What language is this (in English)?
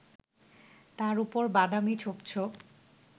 Bangla